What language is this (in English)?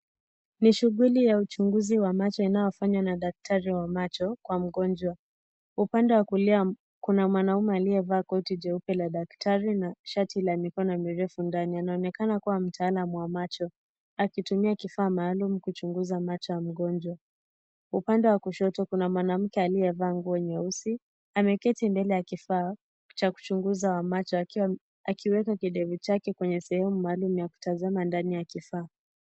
Swahili